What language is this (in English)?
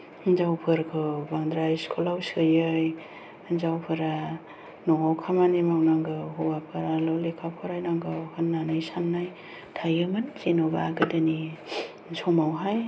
Bodo